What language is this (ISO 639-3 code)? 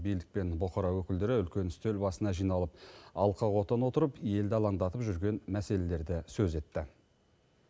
kaz